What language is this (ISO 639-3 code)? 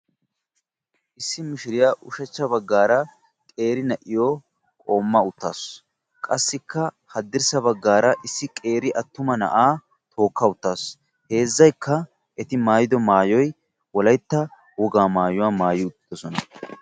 wal